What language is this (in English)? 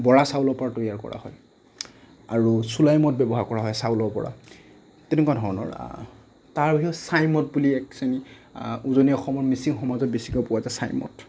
Assamese